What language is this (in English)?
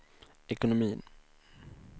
Swedish